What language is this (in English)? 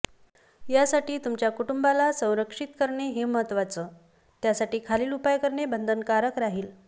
Marathi